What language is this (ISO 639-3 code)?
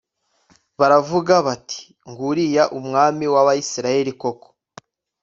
kin